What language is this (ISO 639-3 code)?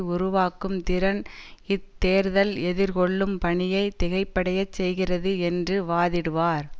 tam